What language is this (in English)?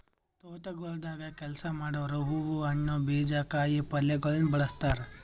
Kannada